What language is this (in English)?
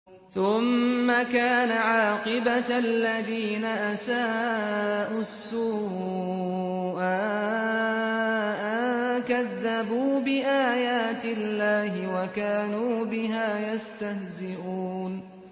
Arabic